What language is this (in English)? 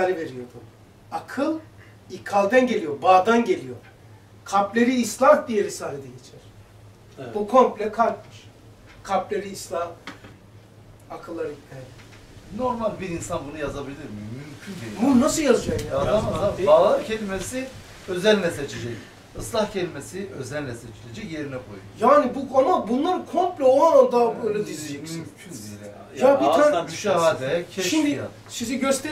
Turkish